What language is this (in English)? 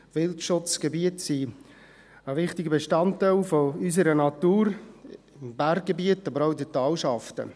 Swiss German